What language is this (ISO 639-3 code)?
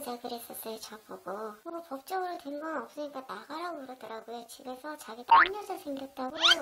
kor